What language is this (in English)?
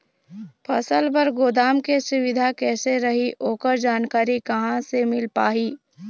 Chhattisgarhi